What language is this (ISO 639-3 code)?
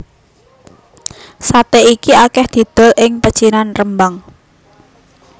jav